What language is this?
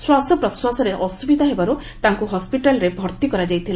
Odia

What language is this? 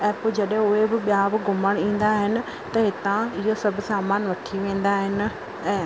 Sindhi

